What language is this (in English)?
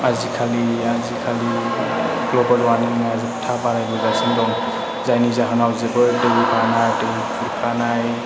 Bodo